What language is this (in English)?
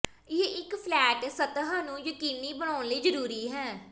Punjabi